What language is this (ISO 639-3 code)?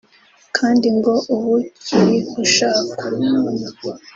kin